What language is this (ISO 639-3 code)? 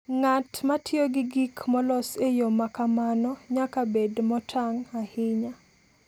luo